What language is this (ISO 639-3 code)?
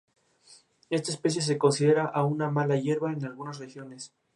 spa